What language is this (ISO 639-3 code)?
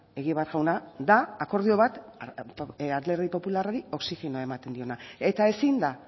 eus